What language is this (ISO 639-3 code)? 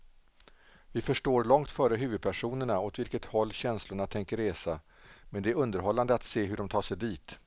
swe